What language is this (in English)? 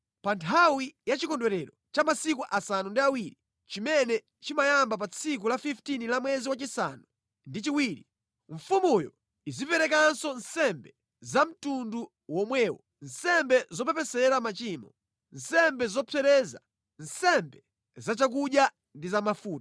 Nyanja